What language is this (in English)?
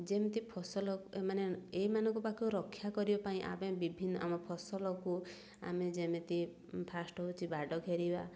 Odia